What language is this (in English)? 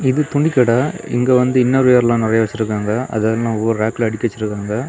Tamil